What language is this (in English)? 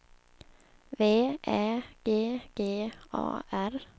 Swedish